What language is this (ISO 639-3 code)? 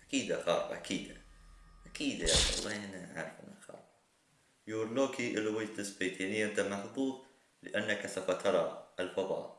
ara